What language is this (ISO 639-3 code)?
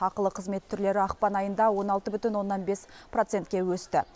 kaz